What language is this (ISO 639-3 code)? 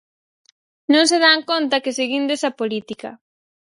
glg